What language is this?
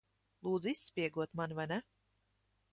Latvian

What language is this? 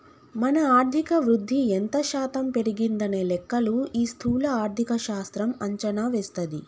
Telugu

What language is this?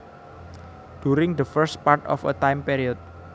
Javanese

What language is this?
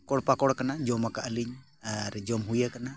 Santali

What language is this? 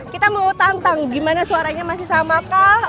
Indonesian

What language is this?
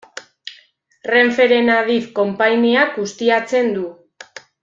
Basque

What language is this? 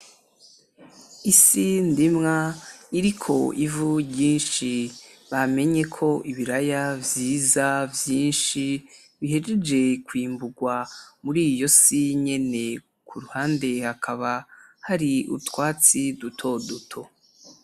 Rundi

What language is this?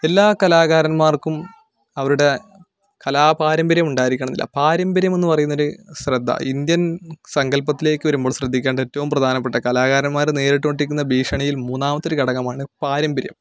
Malayalam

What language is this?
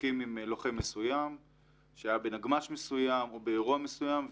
Hebrew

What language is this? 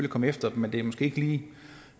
Danish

